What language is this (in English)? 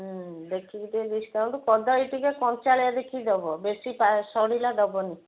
Odia